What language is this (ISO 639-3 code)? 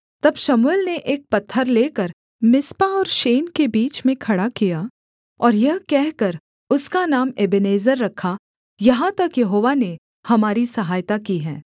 hin